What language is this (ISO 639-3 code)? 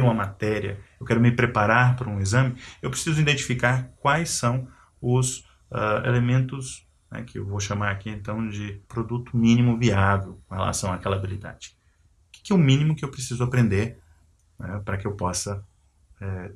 por